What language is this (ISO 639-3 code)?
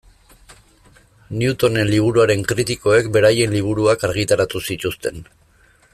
eus